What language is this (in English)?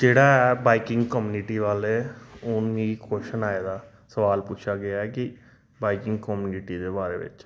Dogri